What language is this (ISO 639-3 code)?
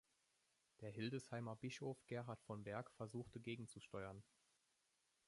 deu